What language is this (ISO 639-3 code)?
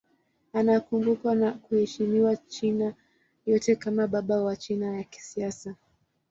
swa